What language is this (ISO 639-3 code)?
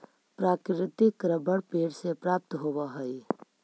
mag